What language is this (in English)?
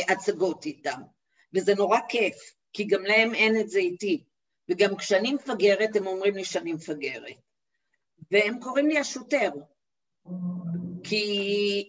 Hebrew